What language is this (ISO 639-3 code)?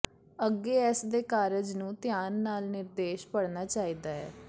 pan